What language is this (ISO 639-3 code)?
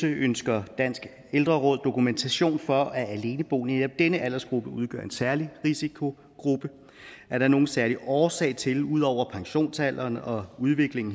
dan